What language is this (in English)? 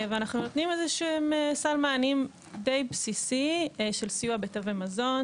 Hebrew